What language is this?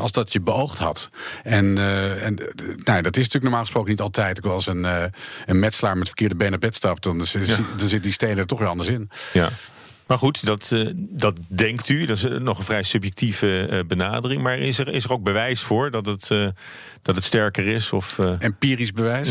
Dutch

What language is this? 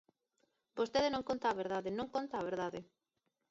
Galician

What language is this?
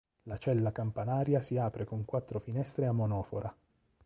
Italian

